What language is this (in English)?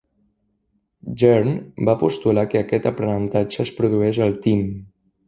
Catalan